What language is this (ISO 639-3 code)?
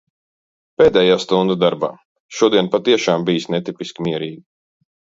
lav